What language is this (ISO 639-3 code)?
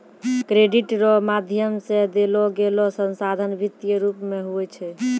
mai